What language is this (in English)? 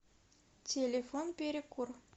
Russian